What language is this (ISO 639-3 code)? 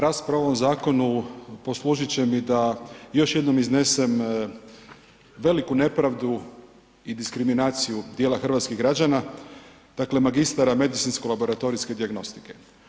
hrv